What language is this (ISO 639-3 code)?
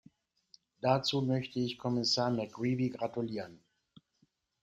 deu